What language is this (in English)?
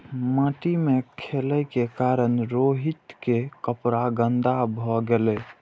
Maithili